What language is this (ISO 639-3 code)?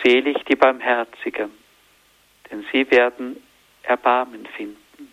deu